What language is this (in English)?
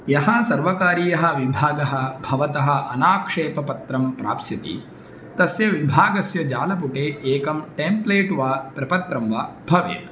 Sanskrit